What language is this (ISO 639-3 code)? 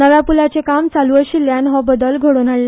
kok